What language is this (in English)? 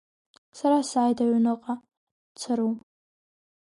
Abkhazian